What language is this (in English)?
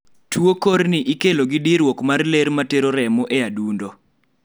Luo (Kenya and Tanzania)